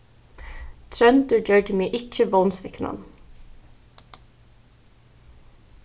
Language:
Faroese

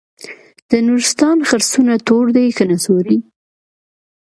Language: Pashto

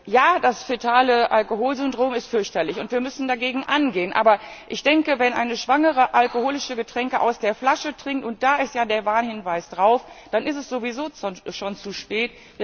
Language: German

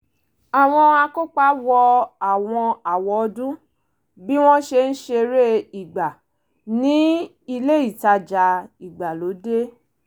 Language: Yoruba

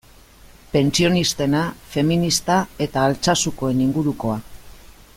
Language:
Basque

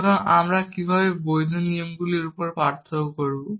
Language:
Bangla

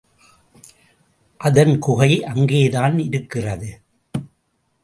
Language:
Tamil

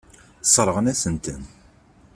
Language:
Kabyle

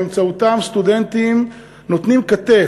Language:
Hebrew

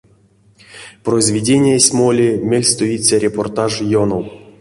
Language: Erzya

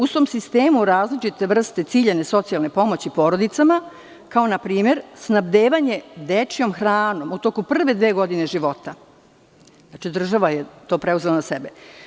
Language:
Serbian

